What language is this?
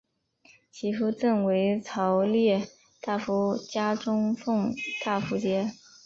Chinese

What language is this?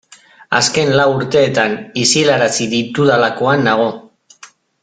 Basque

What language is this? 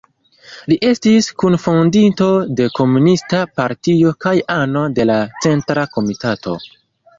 Esperanto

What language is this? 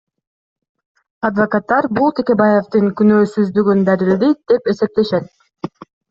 Kyrgyz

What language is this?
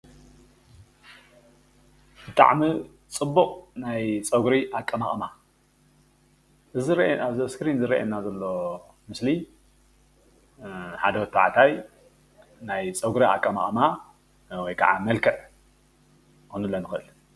Tigrinya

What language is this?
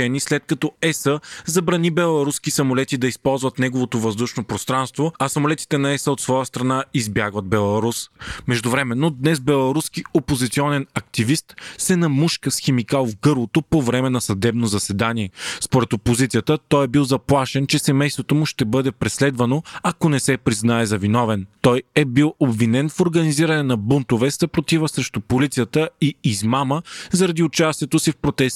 Bulgarian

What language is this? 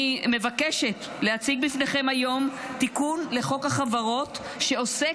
Hebrew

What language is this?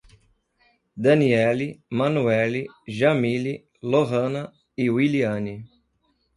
Portuguese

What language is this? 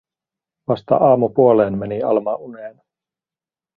Finnish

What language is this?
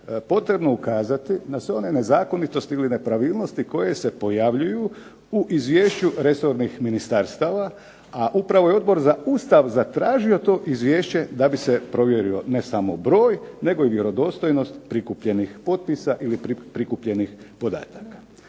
Croatian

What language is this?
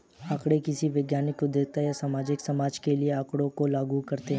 Hindi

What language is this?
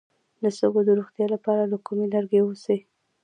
Pashto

